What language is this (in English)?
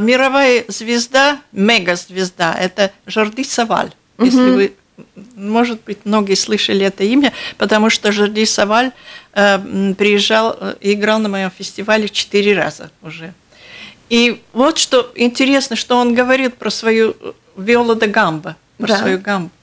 Russian